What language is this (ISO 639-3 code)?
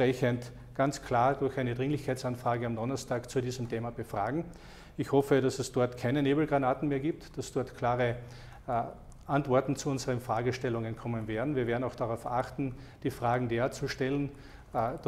deu